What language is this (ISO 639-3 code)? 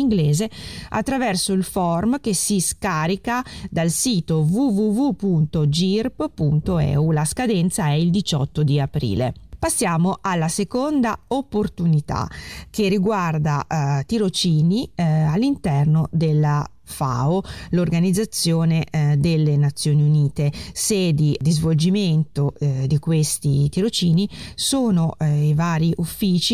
ita